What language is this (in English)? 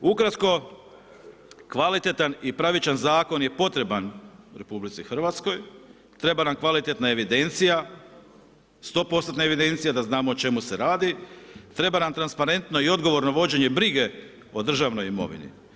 Croatian